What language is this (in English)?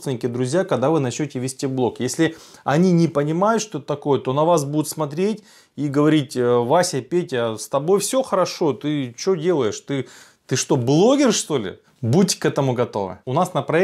Russian